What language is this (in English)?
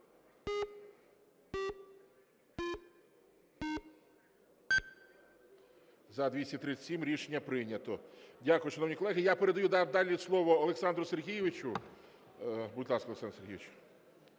Ukrainian